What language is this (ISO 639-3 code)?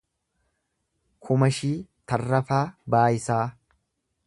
orm